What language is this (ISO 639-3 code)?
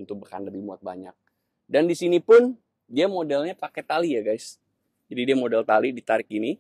ind